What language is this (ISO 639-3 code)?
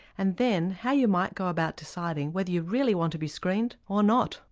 eng